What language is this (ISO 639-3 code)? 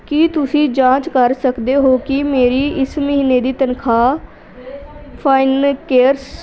pan